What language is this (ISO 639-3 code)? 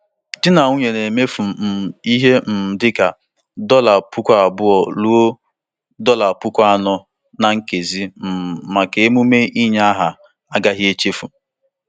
ibo